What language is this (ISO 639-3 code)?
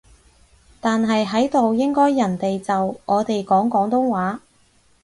yue